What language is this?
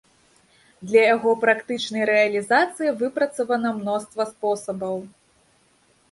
Belarusian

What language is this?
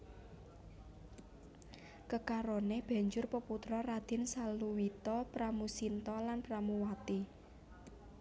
Javanese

